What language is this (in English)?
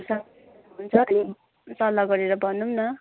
Nepali